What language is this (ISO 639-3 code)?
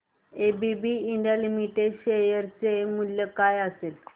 mar